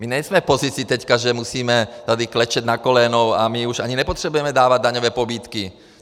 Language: Czech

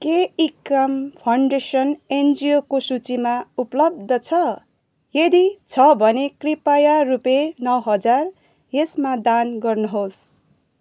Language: Nepali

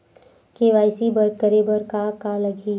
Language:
Chhattisgarhi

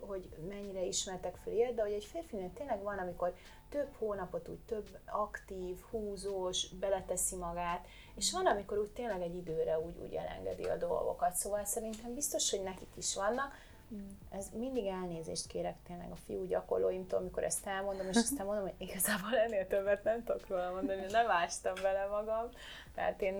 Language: Hungarian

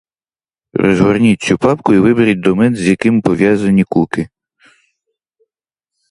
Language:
Ukrainian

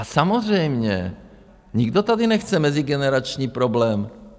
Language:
Czech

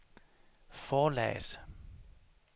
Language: Danish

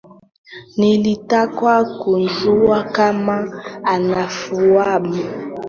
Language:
Swahili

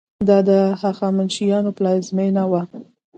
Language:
Pashto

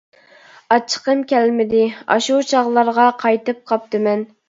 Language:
Uyghur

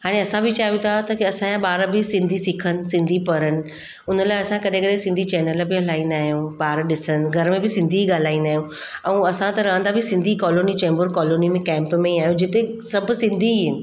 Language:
Sindhi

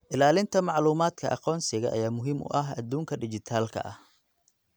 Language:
Somali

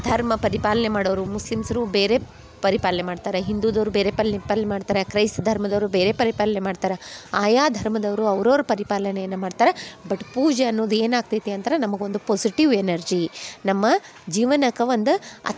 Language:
Kannada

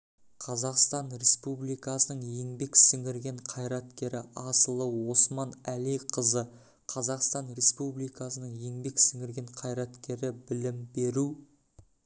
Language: Kazakh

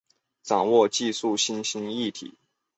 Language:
Chinese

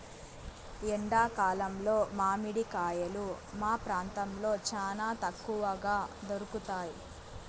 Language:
Telugu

